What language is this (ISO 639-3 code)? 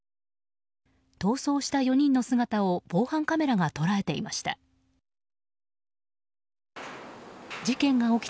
jpn